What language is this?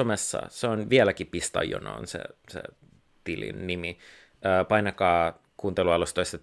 Finnish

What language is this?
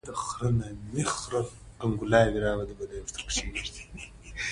Pashto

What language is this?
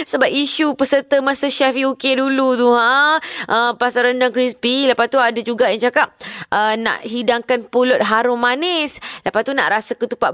Malay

